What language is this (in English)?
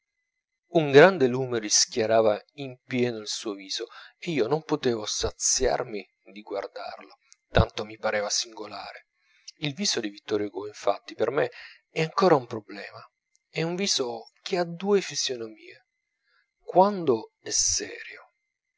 Italian